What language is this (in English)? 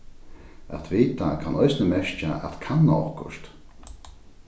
Faroese